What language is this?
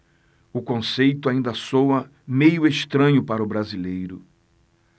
Portuguese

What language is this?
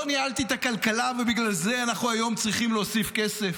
Hebrew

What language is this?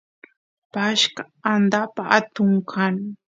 Santiago del Estero Quichua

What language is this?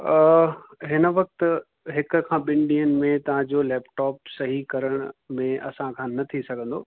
Sindhi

